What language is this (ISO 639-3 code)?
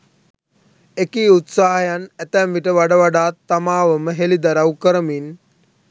sin